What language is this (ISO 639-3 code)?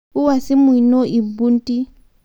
mas